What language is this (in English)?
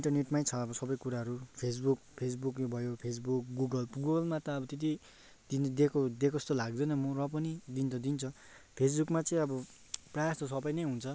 Nepali